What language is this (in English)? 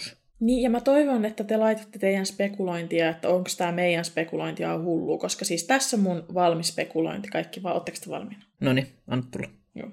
Finnish